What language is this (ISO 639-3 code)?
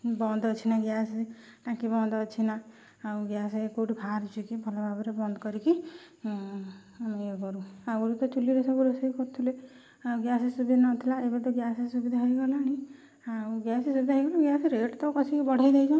ori